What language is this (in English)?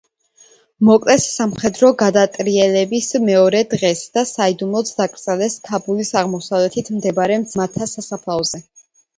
Georgian